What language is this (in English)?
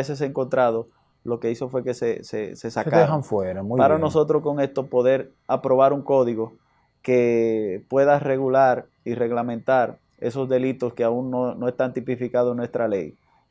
Spanish